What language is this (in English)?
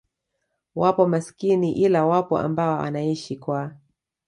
Swahili